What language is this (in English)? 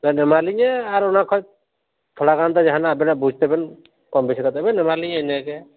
Santali